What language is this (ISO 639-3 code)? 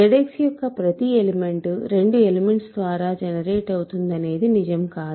tel